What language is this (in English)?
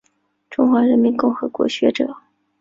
Chinese